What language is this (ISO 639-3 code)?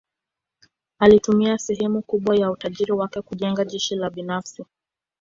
swa